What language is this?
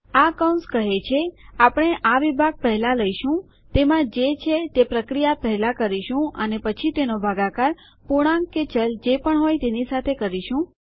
Gujarati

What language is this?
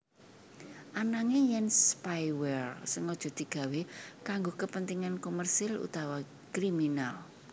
Javanese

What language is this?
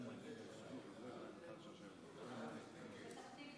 Hebrew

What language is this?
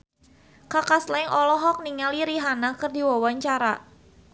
Sundanese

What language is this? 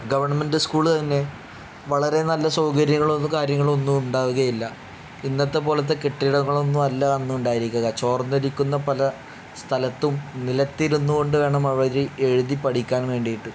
Malayalam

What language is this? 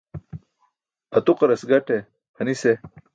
Burushaski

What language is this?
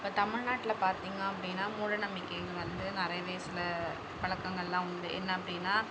Tamil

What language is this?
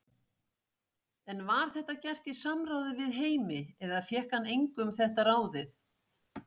Icelandic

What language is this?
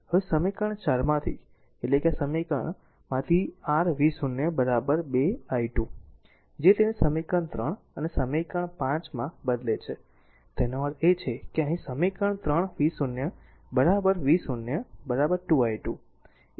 Gujarati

